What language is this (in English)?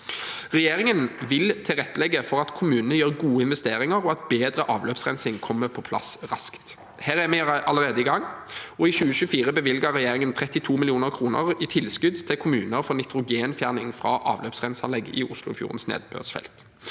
Norwegian